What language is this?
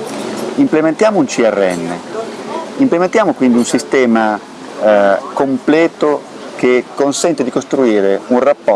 Italian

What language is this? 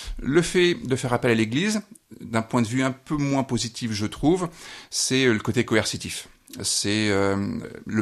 French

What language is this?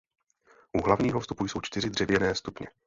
Czech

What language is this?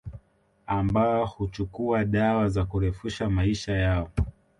Swahili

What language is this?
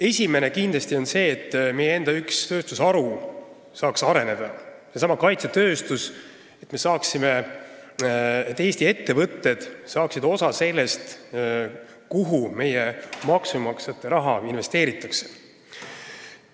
Estonian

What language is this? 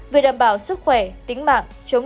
Vietnamese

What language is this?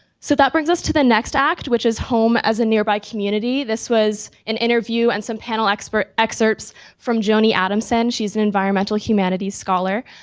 English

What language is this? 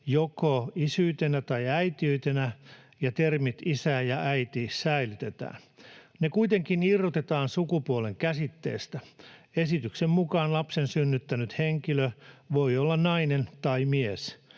Finnish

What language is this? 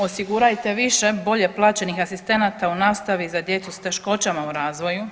Croatian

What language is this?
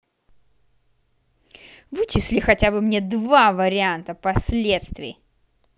Russian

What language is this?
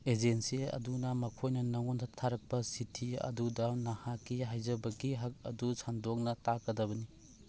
Manipuri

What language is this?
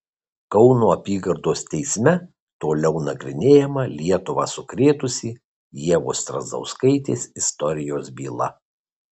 Lithuanian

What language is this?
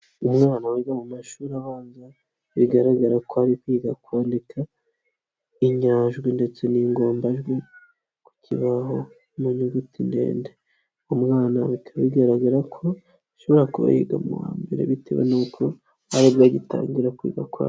Kinyarwanda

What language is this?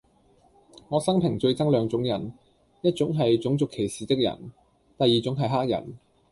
Cantonese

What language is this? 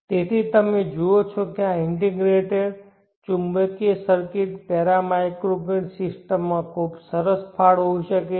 Gujarati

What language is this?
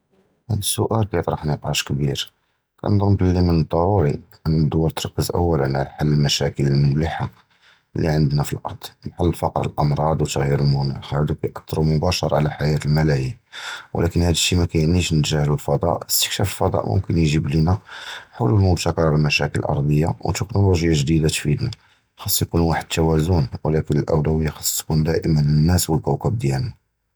Judeo-Arabic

